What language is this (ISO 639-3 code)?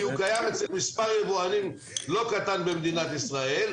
heb